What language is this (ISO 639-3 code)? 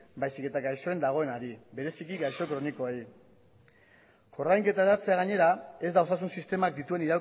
eus